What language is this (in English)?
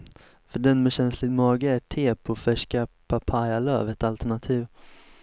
Swedish